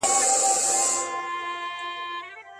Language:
Pashto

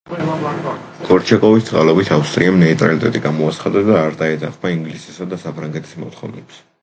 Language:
Georgian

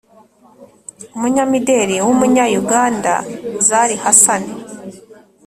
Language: Kinyarwanda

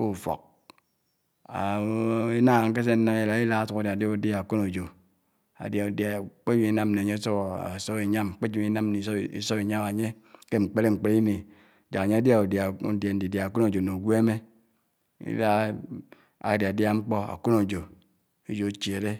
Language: Anaang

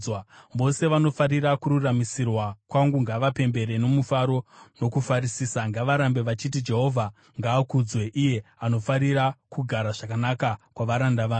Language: Shona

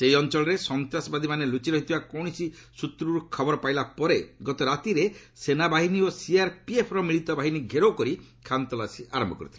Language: Odia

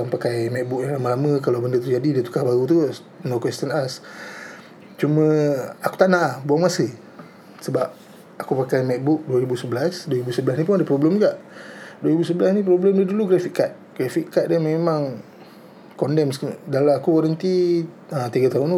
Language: Malay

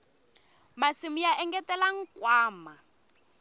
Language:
Tsonga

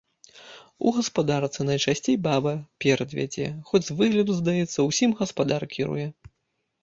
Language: Belarusian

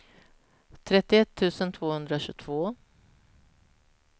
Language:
Swedish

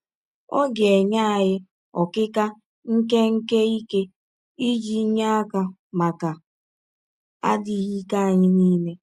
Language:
Igbo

